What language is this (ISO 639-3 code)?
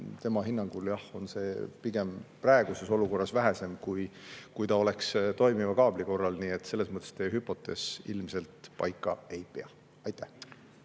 est